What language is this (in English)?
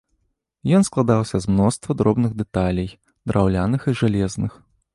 Belarusian